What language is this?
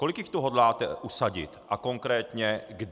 Czech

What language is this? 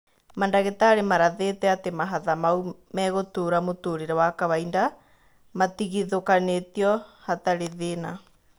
Kikuyu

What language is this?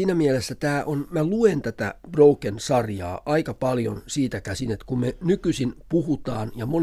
Finnish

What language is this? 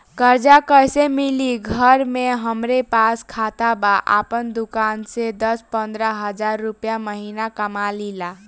Bhojpuri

